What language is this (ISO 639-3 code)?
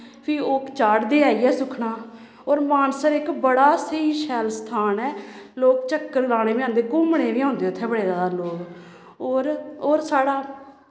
doi